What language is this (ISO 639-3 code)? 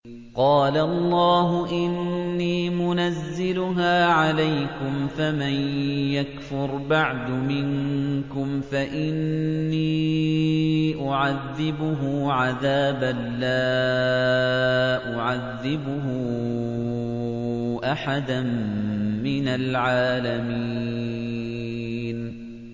ara